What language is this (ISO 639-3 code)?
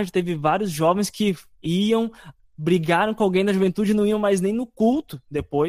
por